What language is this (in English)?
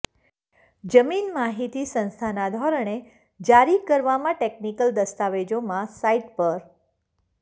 Gujarati